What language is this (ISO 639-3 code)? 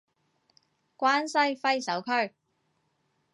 yue